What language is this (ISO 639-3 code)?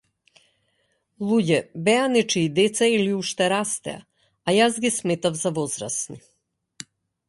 mkd